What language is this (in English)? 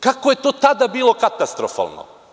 Serbian